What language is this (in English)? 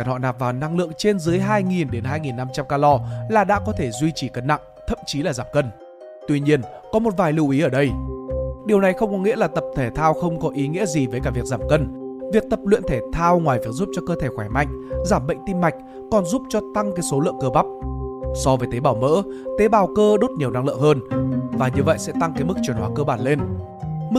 Vietnamese